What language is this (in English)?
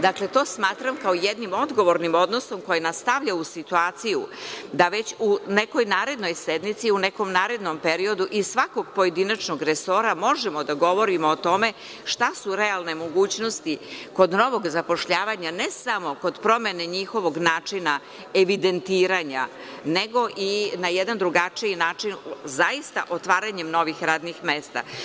Serbian